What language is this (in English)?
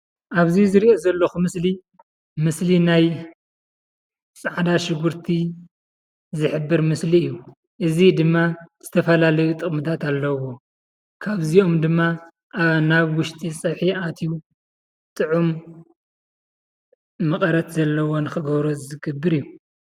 Tigrinya